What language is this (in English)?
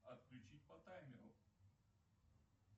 Russian